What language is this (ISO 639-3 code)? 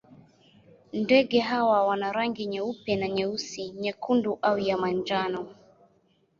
swa